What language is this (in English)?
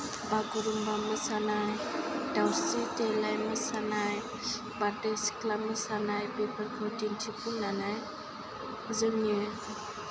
Bodo